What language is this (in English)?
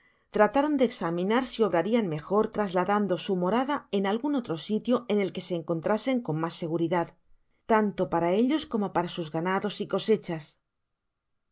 Spanish